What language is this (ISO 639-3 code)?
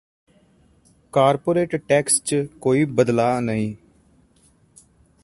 pan